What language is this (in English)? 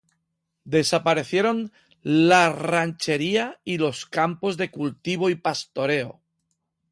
Spanish